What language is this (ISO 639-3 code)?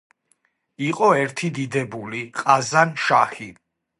kat